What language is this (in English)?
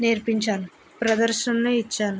Telugu